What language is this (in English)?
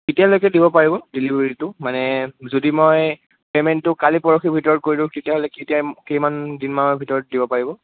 Assamese